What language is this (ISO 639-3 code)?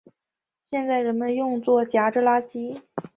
zho